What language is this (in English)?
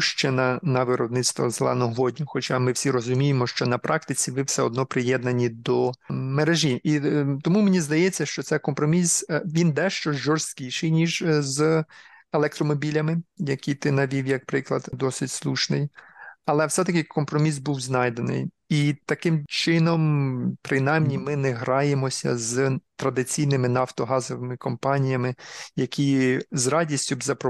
Ukrainian